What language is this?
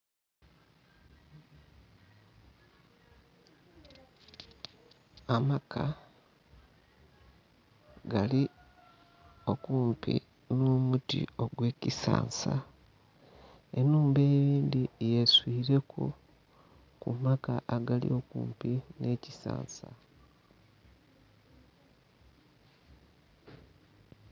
Soga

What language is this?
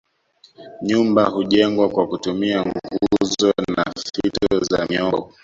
Swahili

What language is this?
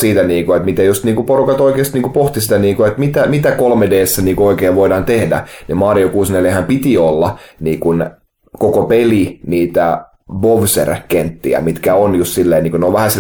Finnish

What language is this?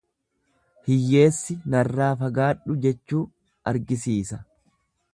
Oromo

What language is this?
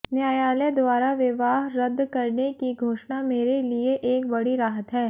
Hindi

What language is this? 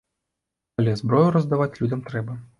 Belarusian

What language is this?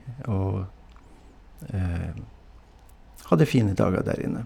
Norwegian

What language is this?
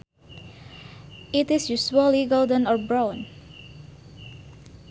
Sundanese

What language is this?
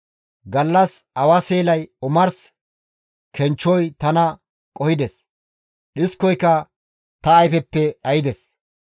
Gamo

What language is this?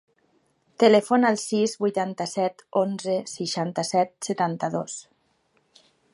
Catalan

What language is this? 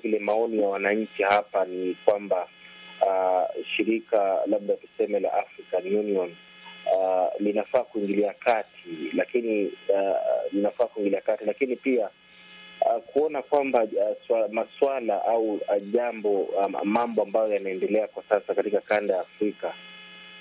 Swahili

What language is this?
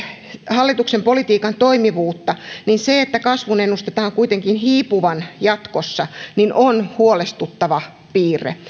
Finnish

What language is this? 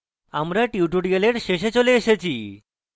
Bangla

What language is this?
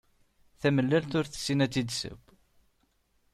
Kabyle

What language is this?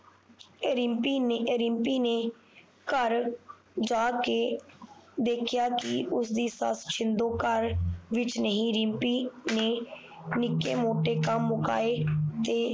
Punjabi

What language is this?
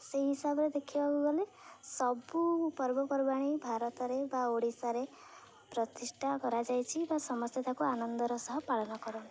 Odia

